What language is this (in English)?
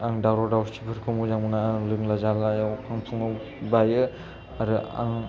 Bodo